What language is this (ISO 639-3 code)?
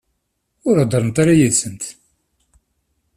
kab